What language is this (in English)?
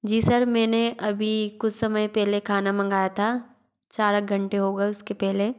Hindi